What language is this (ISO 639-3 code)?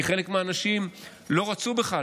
heb